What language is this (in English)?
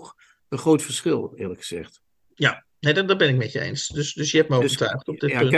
Dutch